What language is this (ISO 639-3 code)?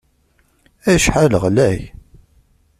kab